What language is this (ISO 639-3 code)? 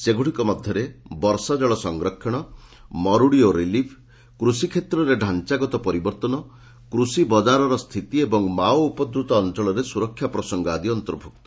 ori